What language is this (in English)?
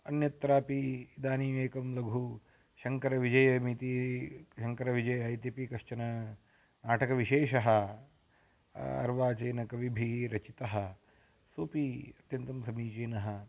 Sanskrit